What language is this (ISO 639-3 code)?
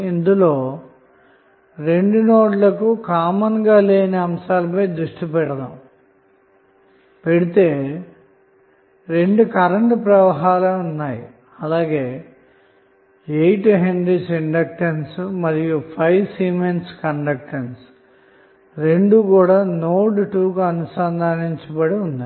tel